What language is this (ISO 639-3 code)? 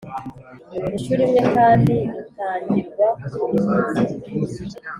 kin